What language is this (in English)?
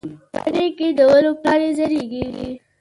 Pashto